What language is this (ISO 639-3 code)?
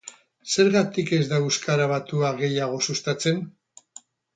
eus